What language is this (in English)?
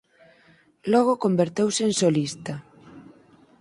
Galician